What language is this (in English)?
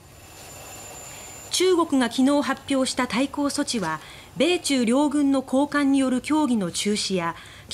Japanese